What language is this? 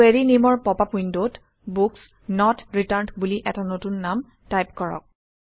Assamese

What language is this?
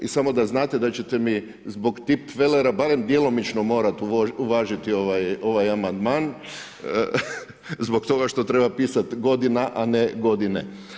Croatian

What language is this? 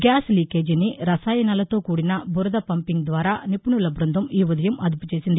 Telugu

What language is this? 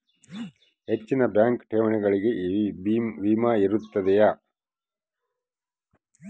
Kannada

